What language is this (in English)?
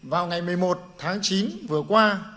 Vietnamese